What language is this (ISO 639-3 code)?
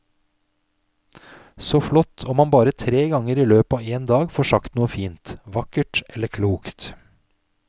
nor